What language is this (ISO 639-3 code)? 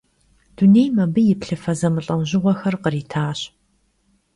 kbd